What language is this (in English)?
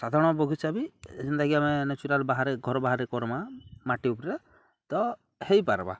Odia